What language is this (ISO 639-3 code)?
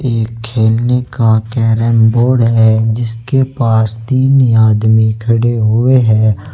hin